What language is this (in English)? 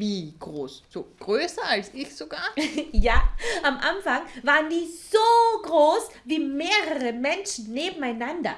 German